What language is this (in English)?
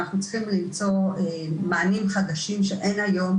Hebrew